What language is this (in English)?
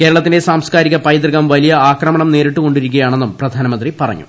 Malayalam